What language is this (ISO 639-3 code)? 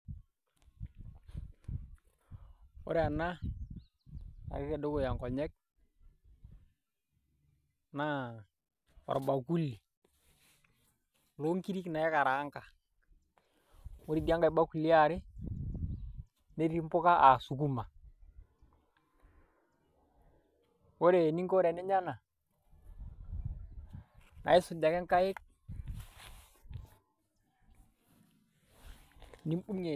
mas